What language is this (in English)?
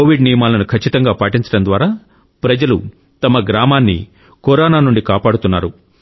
Telugu